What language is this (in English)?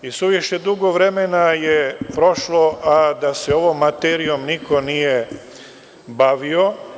Serbian